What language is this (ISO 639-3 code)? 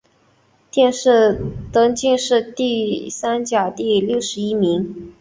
zho